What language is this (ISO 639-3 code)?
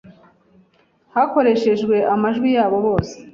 kin